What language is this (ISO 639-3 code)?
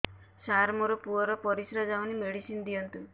ori